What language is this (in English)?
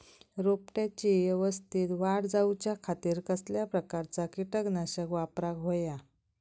Marathi